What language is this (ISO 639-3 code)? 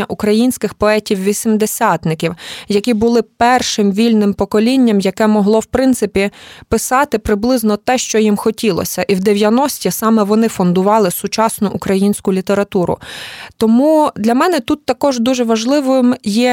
ukr